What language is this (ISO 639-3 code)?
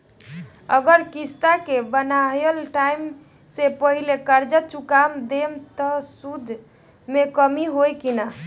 bho